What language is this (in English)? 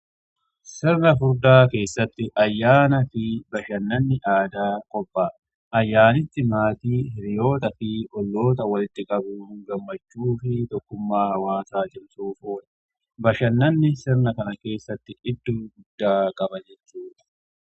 Oromo